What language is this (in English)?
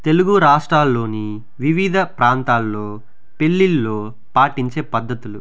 Telugu